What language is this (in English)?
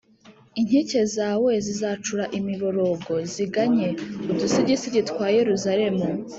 Kinyarwanda